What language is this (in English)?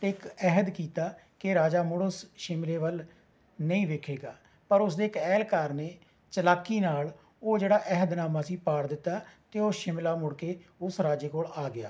Punjabi